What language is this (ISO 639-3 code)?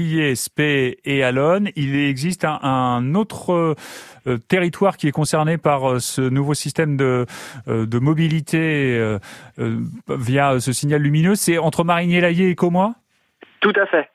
fra